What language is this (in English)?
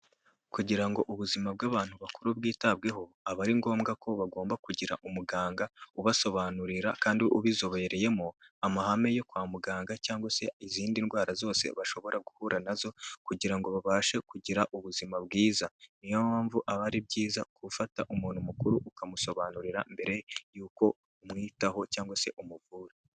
Kinyarwanda